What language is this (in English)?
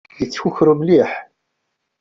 Kabyle